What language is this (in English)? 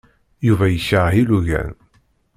Kabyle